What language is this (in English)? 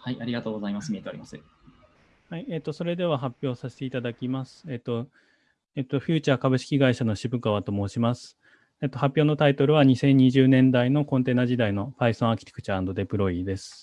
Japanese